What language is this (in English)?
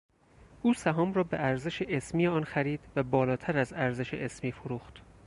Persian